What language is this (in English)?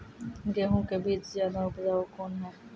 Maithili